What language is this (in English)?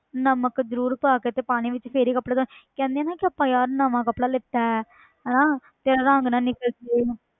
Punjabi